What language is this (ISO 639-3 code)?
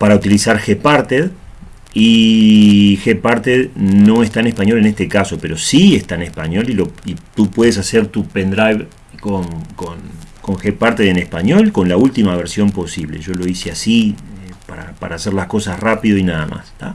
spa